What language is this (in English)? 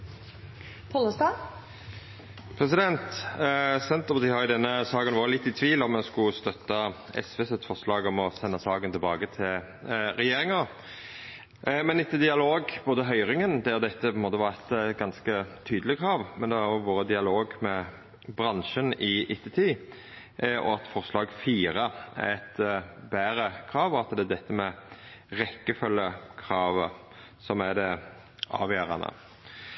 Norwegian Nynorsk